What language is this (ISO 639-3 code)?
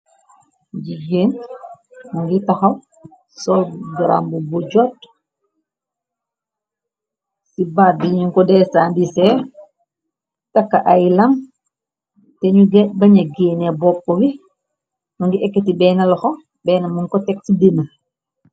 wol